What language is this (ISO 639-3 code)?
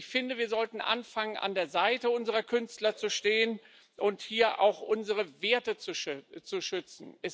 deu